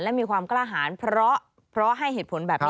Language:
Thai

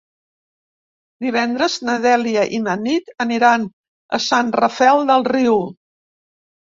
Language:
Catalan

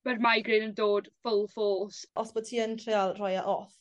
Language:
Welsh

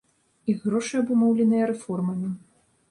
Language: Belarusian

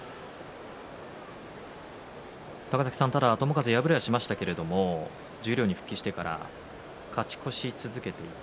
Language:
Japanese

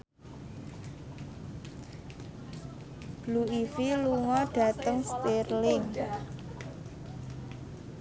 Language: Javanese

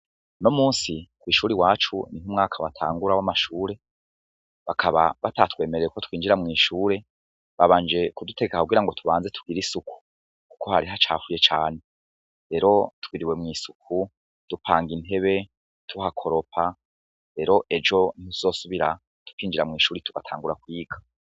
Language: Rundi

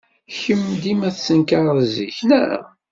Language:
Kabyle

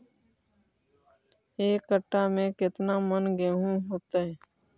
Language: Magahi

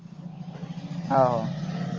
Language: Punjabi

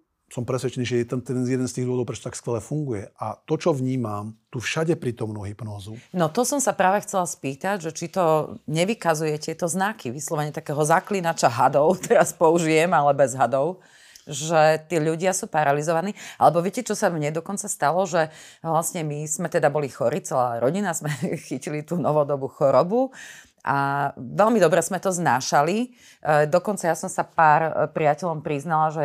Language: Slovak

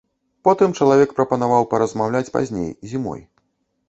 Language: Belarusian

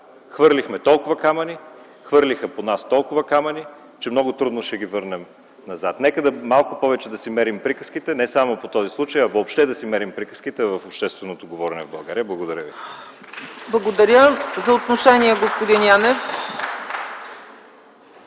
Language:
Bulgarian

